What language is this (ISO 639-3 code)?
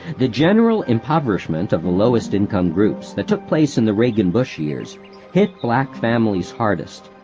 eng